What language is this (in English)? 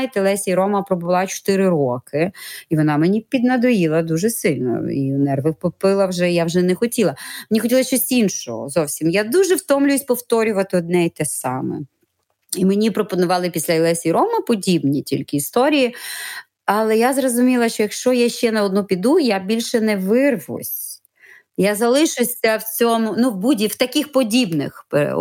Ukrainian